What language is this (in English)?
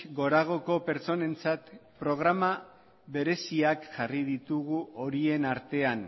Basque